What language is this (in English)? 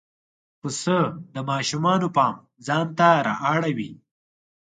Pashto